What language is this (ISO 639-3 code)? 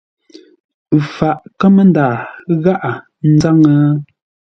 nla